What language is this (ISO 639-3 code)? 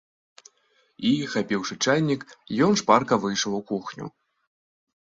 bel